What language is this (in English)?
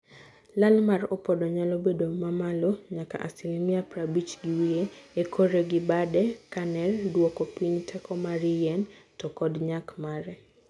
Luo (Kenya and Tanzania)